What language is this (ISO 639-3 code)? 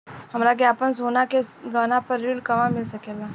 bho